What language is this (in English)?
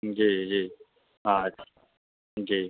Maithili